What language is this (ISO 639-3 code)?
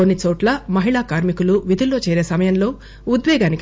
tel